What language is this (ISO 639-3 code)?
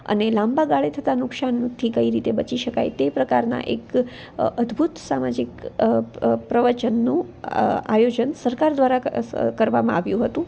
guj